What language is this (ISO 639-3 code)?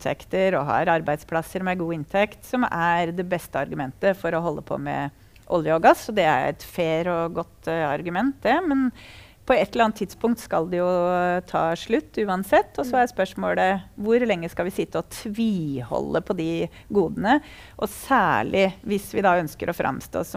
nor